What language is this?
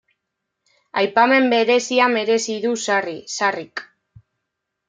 Basque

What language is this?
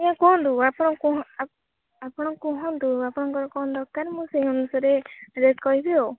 Odia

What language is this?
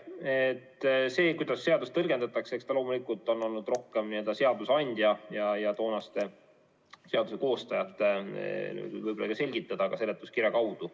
Estonian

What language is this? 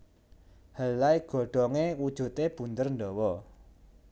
Javanese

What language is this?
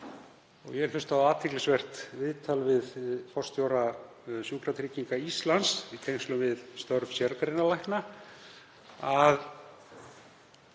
Icelandic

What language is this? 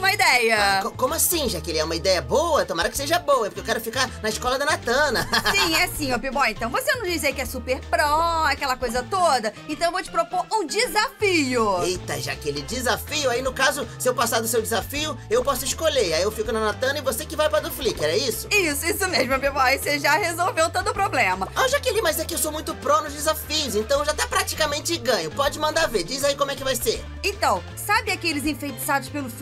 Portuguese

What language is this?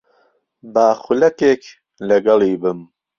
Central Kurdish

